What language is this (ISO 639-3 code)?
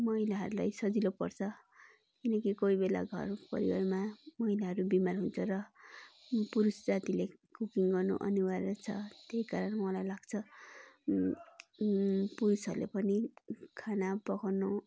nep